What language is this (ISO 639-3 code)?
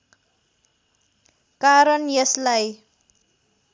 nep